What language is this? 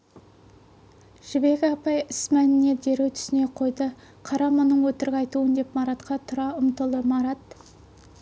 Kazakh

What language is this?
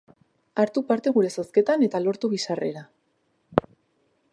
Basque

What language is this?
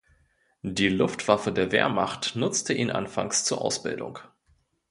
German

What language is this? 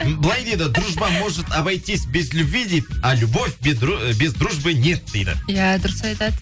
Kazakh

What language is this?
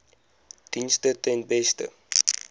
Afrikaans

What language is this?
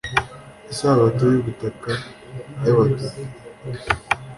Kinyarwanda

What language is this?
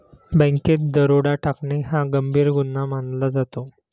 Marathi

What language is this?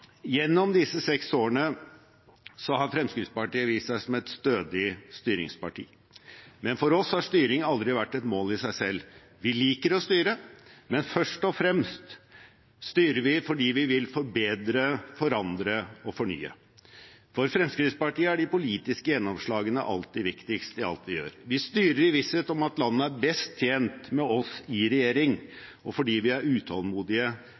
Norwegian Bokmål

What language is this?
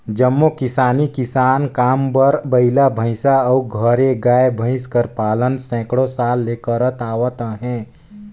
Chhattisgarhi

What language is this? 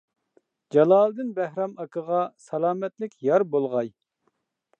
Uyghur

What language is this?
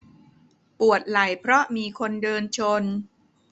Thai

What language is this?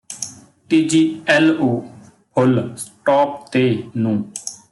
Punjabi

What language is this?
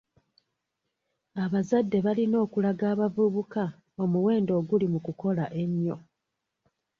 Ganda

